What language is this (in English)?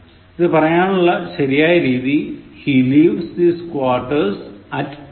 Malayalam